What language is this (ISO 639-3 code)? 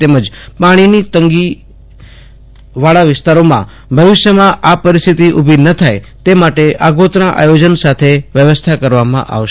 guj